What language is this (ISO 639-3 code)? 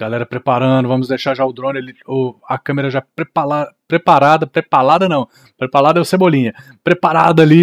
por